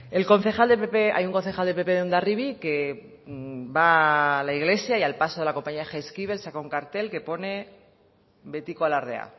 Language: Spanish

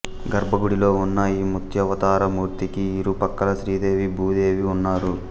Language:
Telugu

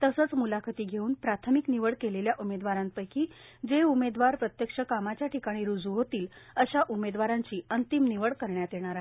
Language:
Marathi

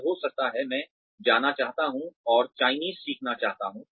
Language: Hindi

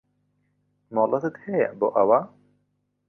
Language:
Central Kurdish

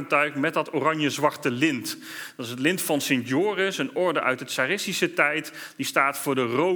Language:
Dutch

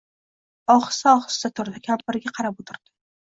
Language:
Uzbek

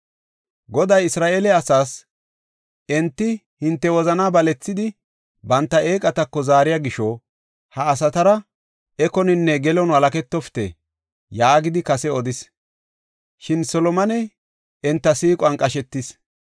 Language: Gofa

